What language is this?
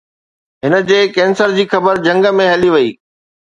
Sindhi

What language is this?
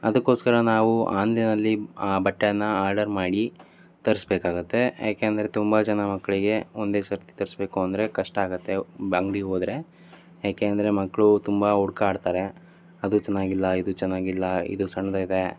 Kannada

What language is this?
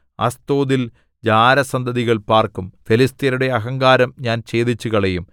Malayalam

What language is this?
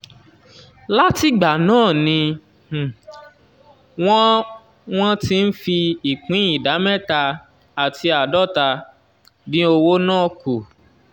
Yoruba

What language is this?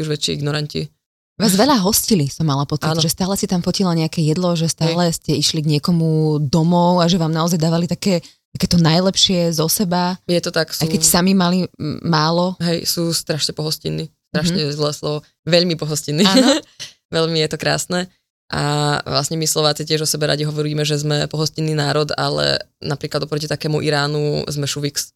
Slovak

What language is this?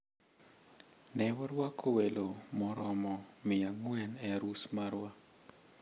Luo (Kenya and Tanzania)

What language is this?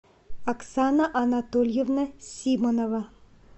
Russian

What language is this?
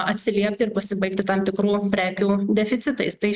Lithuanian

